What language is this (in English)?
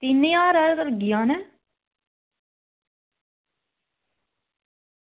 Dogri